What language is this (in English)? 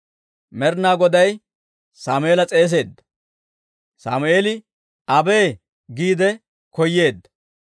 Dawro